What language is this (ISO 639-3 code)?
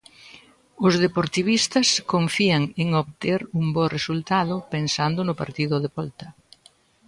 glg